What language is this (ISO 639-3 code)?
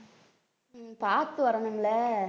tam